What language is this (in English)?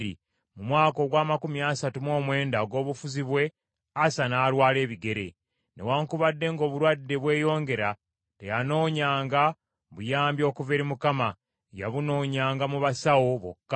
Ganda